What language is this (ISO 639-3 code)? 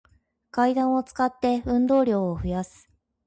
jpn